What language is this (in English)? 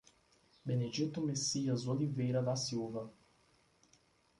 Portuguese